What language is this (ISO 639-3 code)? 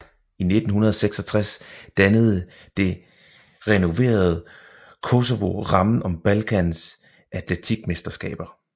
dan